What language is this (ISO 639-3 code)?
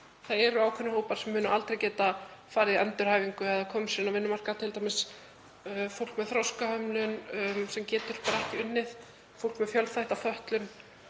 isl